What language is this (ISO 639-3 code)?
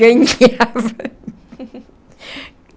por